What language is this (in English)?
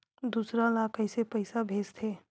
Chhattisgarhi